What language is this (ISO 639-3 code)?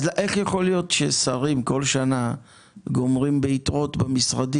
heb